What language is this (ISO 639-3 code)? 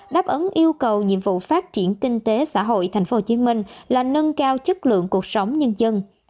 vie